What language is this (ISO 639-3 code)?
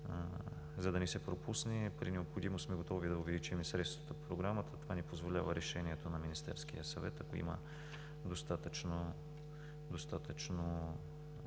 bul